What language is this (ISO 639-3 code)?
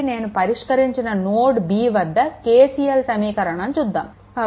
tel